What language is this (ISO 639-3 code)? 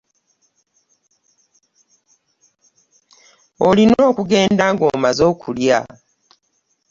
lug